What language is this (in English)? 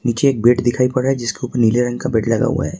Hindi